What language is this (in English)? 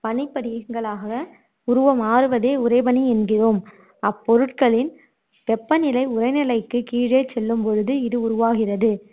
Tamil